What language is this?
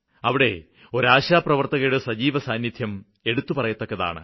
Malayalam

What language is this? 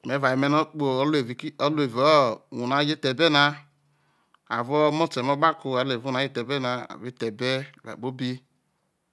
Isoko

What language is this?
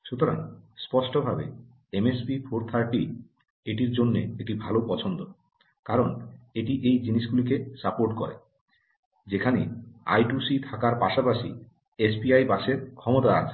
Bangla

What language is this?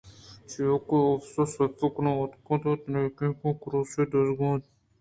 Eastern Balochi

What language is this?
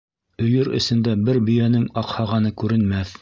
Bashkir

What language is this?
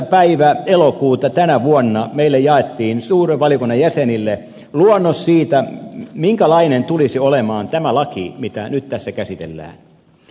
Finnish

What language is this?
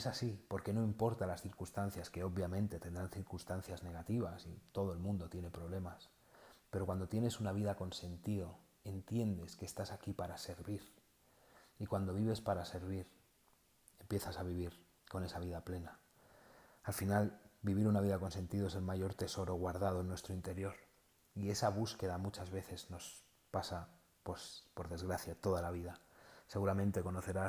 Spanish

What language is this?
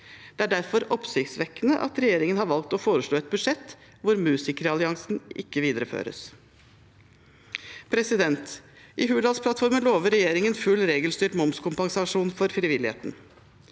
Norwegian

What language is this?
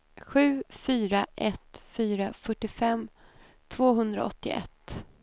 Swedish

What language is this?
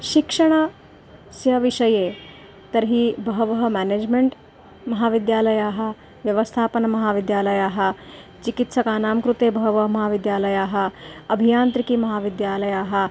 Sanskrit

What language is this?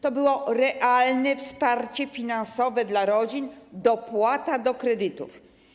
Polish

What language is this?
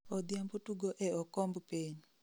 Luo (Kenya and Tanzania)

